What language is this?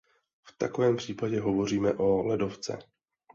Czech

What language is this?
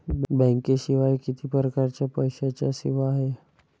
Marathi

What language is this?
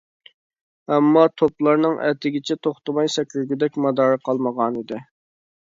Uyghur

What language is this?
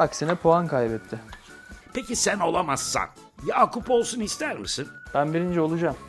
Turkish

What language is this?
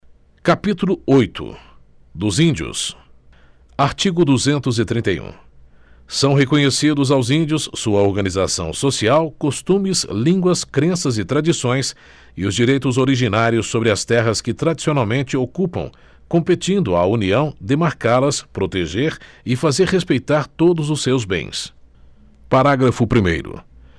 Portuguese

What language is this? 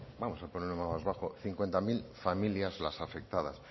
Spanish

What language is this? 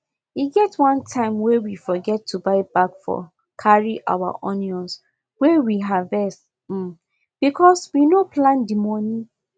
Nigerian Pidgin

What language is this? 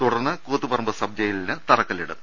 Malayalam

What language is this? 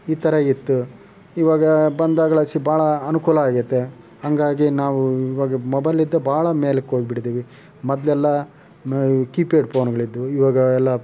Kannada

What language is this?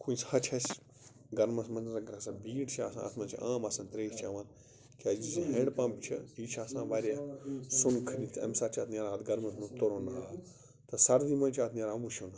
Kashmiri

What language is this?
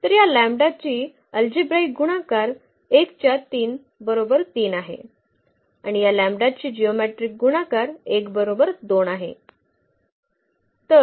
Marathi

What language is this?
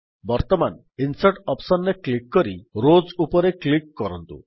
Odia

